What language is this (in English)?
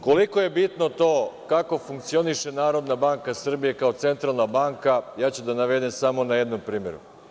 Serbian